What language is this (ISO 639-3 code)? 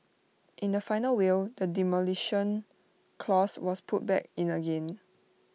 eng